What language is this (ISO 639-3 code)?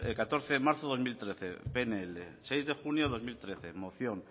spa